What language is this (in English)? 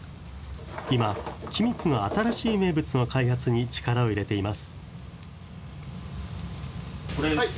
Japanese